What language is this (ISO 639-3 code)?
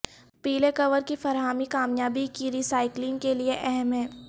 urd